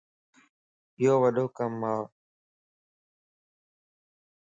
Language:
Lasi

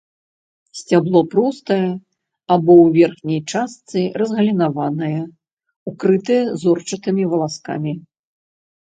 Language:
Belarusian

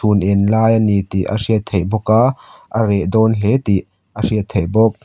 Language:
Mizo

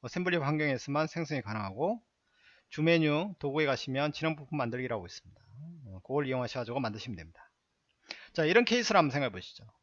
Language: Korean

